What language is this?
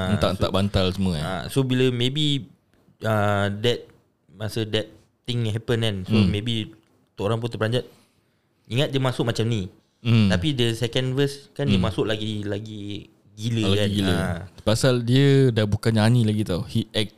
Malay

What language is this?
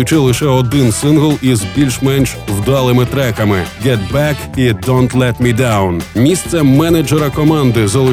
Ukrainian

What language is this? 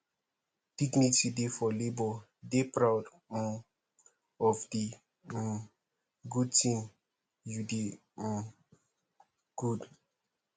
Nigerian Pidgin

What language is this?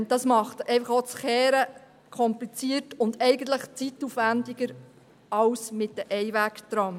Swiss German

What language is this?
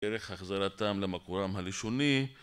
Hebrew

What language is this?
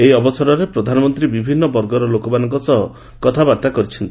Odia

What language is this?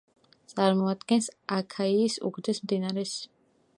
Georgian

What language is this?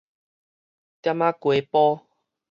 Min Nan Chinese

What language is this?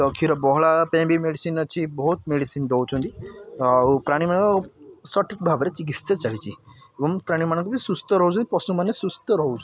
Odia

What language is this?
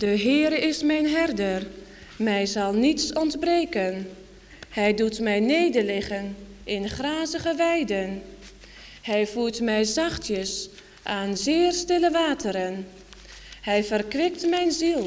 Dutch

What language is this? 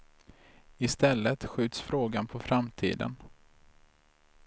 Swedish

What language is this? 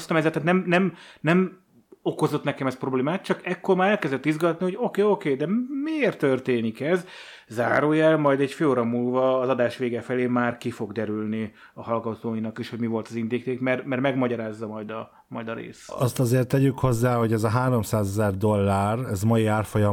Hungarian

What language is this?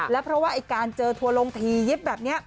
Thai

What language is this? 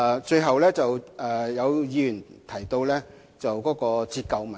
Cantonese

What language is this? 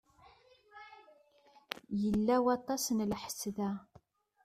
Kabyle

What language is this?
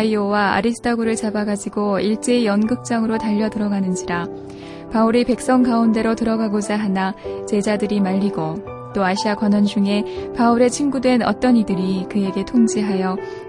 Korean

